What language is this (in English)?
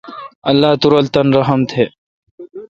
Kalkoti